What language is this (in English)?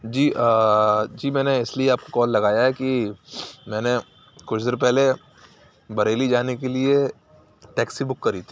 Urdu